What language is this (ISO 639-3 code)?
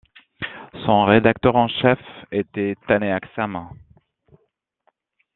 fra